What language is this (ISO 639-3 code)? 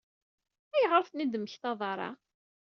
kab